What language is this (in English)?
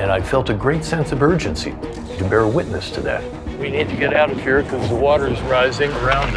English